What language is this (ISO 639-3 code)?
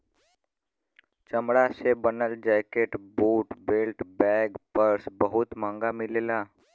bho